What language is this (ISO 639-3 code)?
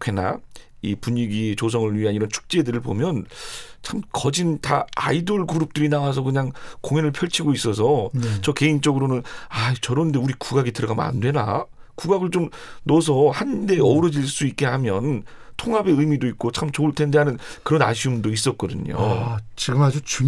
kor